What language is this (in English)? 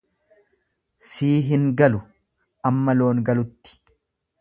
Oromo